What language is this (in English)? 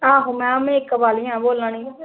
Dogri